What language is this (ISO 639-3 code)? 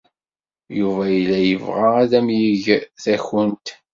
kab